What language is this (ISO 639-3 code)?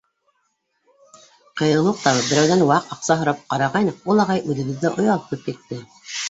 bak